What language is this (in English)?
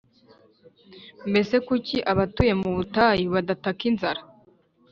Kinyarwanda